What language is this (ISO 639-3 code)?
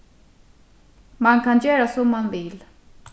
fao